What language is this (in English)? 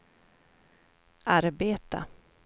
Swedish